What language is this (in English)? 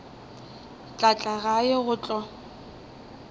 Northern Sotho